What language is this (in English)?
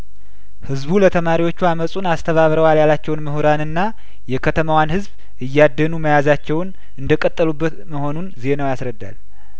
Amharic